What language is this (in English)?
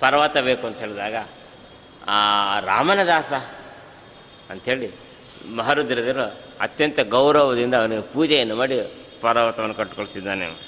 Kannada